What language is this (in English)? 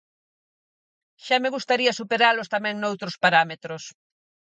Galician